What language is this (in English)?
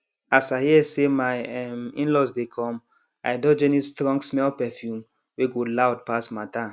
Nigerian Pidgin